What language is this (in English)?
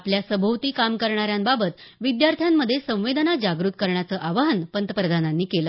Marathi